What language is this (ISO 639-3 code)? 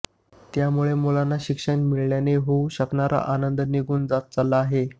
mar